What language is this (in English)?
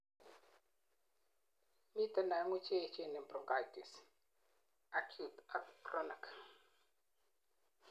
Kalenjin